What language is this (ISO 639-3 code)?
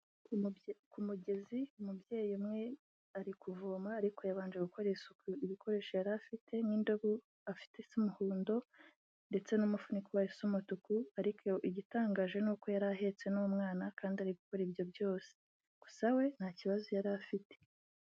kin